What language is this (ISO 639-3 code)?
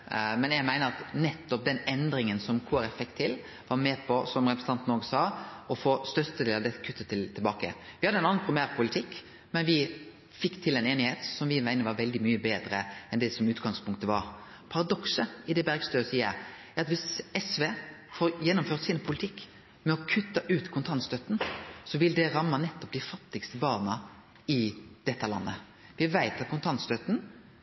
nno